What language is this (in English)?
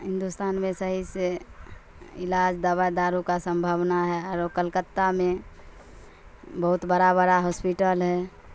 Urdu